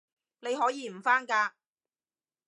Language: Cantonese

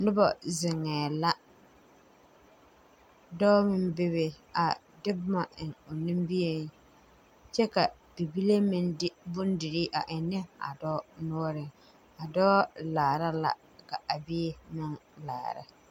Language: Southern Dagaare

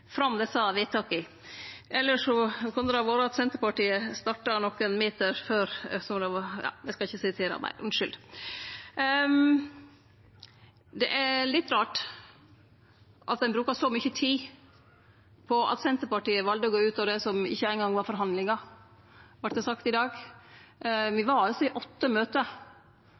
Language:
Norwegian Nynorsk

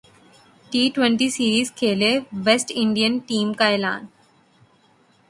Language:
Urdu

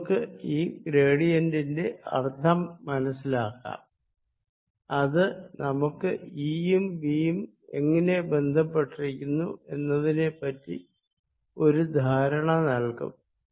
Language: Malayalam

